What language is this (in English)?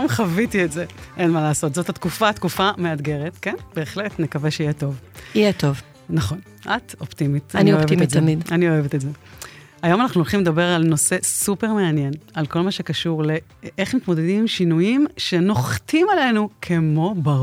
Hebrew